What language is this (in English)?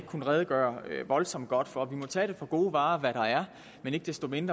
Danish